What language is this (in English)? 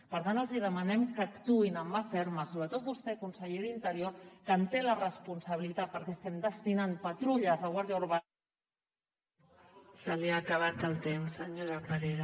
Catalan